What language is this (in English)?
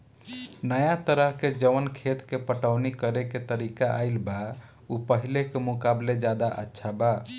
Bhojpuri